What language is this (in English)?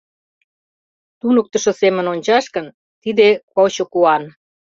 Mari